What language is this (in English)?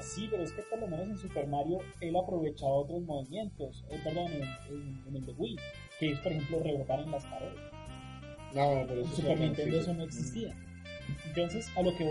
Spanish